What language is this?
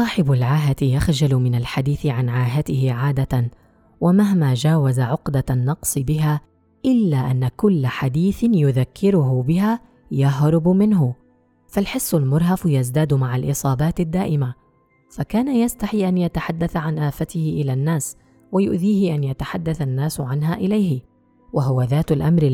Arabic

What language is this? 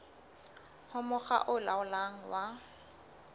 Southern Sotho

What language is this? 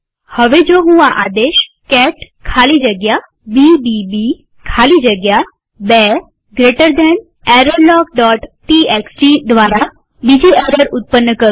Gujarati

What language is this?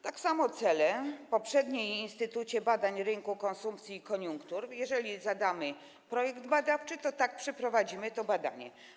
Polish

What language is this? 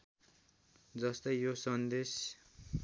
Nepali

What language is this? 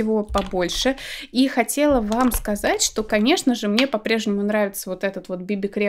Russian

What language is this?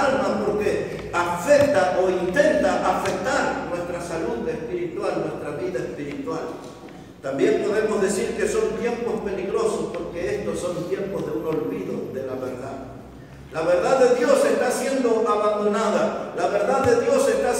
Spanish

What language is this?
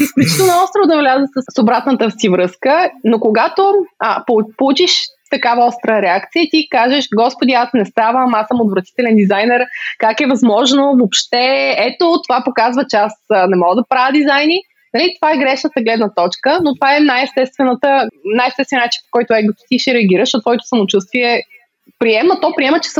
Bulgarian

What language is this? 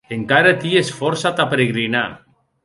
Occitan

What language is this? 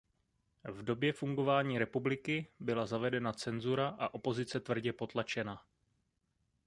Czech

